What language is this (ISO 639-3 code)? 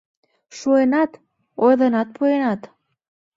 chm